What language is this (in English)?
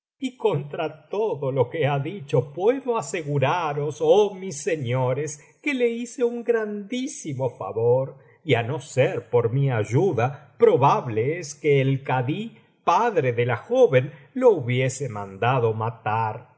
Spanish